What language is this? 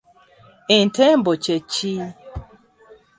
Ganda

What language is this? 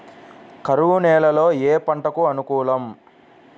Telugu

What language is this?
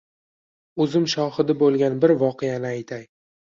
Uzbek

